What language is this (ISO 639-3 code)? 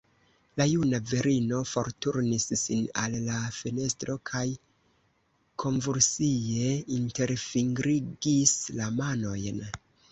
epo